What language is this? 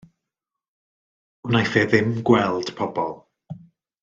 Welsh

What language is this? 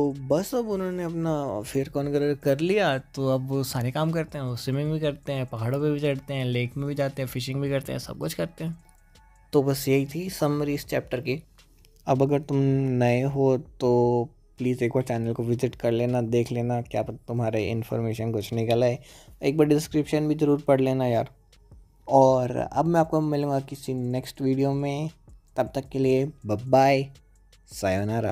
Hindi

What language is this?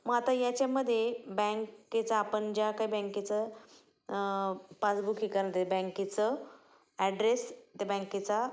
Marathi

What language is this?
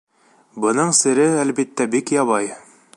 Bashkir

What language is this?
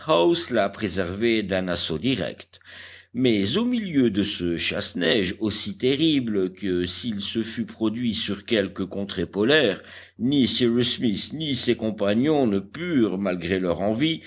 French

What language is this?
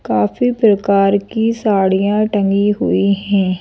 Hindi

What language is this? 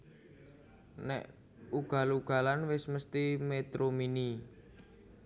Javanese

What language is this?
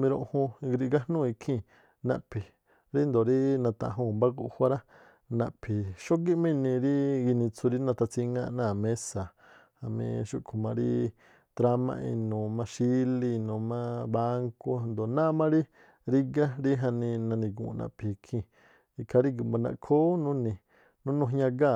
Tlacoapa Me'phaa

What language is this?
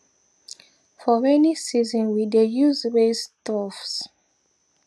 Nigerian Pidgin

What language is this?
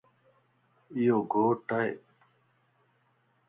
Lasi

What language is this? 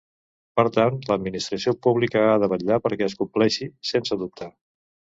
Catalan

